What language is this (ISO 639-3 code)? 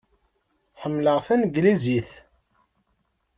kab